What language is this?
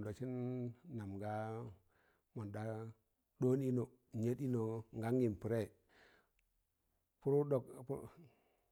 Tangale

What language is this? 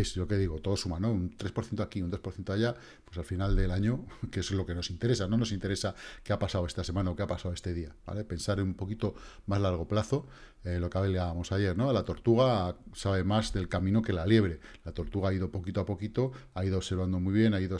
Spanish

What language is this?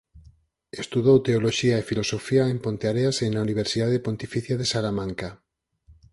Galician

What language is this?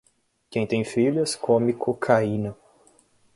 Portuguese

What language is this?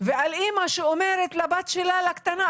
Hebrew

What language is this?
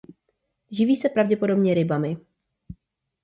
Czech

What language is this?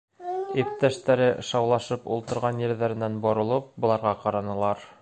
Bashkir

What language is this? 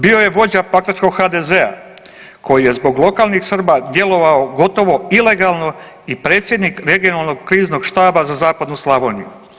Croatian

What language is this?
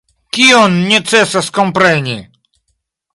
Esperanto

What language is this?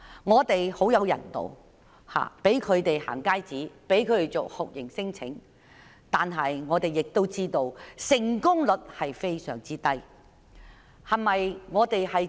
Cantonese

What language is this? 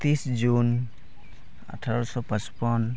Santali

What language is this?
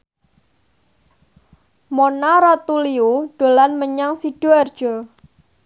Javanese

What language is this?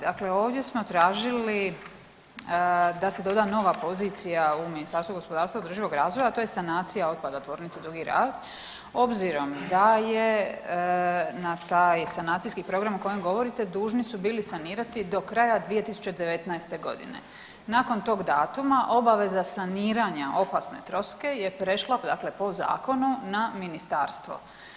Croatian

